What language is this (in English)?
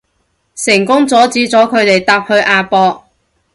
Cantonese